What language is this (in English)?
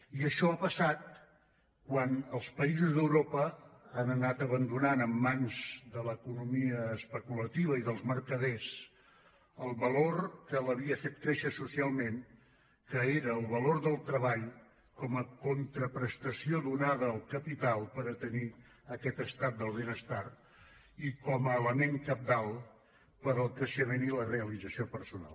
Catalan